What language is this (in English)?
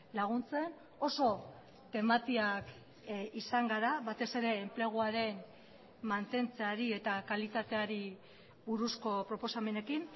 Basque